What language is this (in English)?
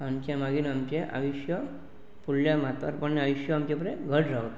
Konkani